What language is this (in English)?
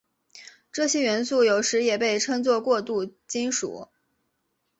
Chinese